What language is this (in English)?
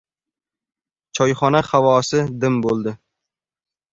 Uzbek